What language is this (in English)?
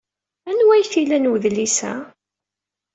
Kabyle